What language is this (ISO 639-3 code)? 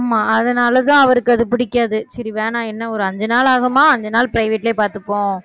tam